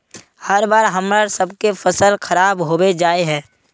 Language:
Magahi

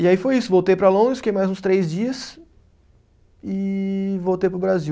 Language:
Portuguese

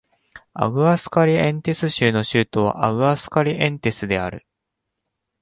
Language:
Japanese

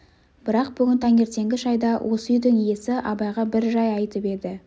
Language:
Kazakh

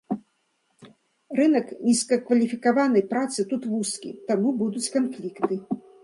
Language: Belarusian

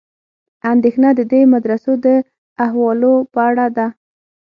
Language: Pashto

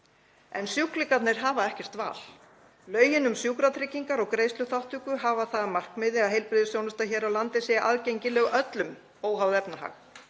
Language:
Icelandic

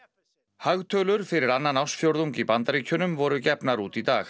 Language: Icelandic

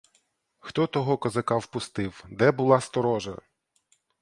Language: Ukrainian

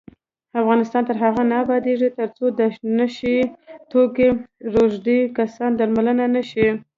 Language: Pashto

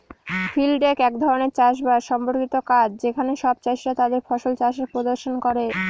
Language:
Bangla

